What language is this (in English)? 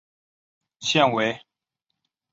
Chinese